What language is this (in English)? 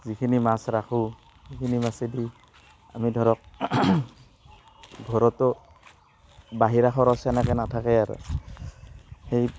Assamese